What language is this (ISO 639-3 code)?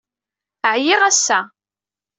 kab